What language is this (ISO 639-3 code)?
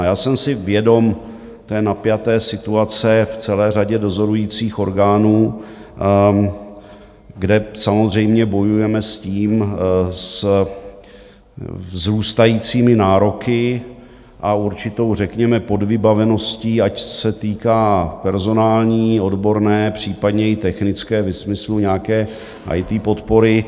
ces